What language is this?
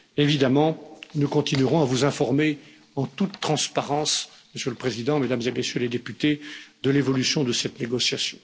French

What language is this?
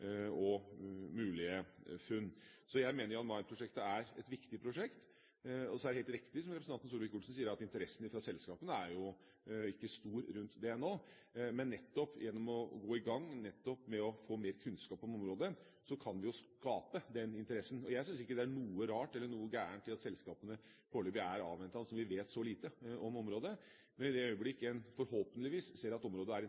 Norwegian Bokmål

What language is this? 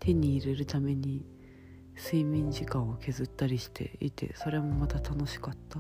Japanese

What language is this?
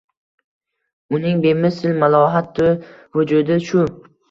Uzbek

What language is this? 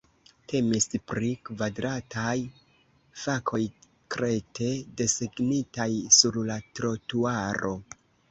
Esperanto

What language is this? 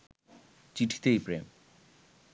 Bangla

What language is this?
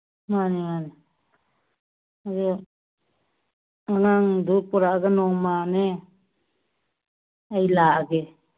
Manipuri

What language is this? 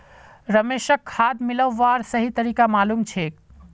Magahi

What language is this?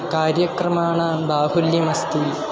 Sanskrit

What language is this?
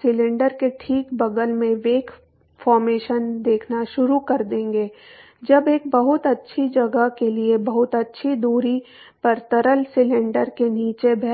Hindi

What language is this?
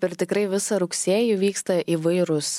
Lithuanian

